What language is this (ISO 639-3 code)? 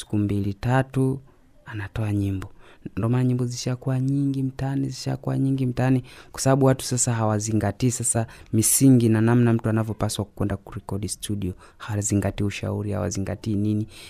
swa